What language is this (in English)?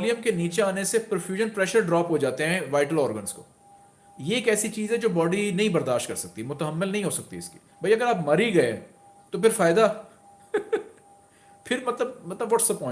Hindi